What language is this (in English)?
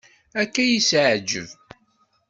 Kabyle